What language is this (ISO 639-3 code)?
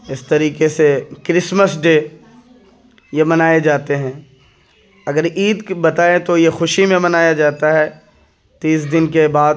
urd